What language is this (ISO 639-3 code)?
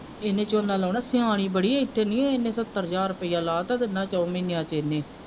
pan